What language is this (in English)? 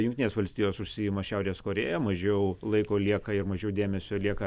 Lithuanian